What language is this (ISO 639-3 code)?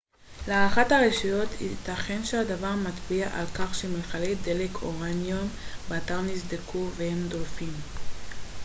heb